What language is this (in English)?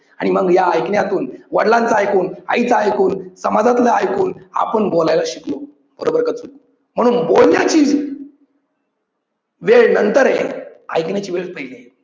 Marathi